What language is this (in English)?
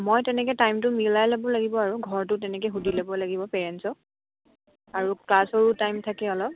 Assamese